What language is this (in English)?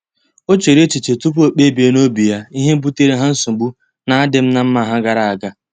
Igbo